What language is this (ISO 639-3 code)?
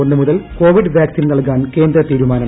mal